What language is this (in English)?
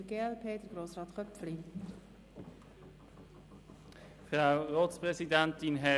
Swiss German